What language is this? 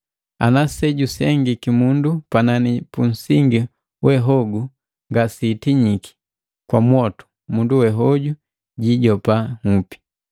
Matengo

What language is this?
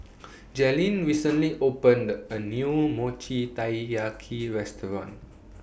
English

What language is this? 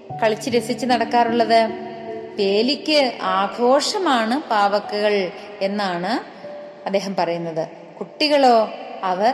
Malayalam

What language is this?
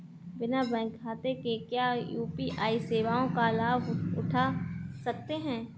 Hindi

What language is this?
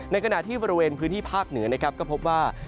Thai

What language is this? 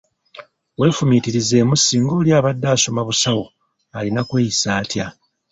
Ganda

